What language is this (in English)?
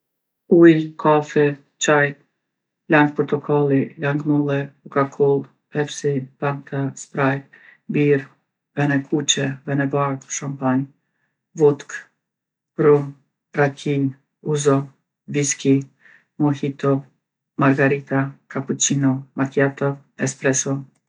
Gheg Albanian